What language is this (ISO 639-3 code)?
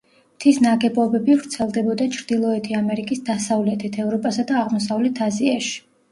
kat